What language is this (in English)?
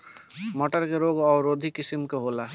Bhojpuri